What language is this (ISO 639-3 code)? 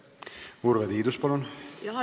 est